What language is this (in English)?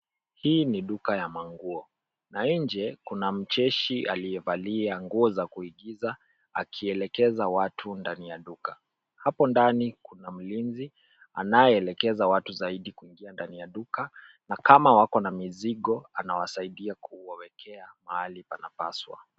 Swahili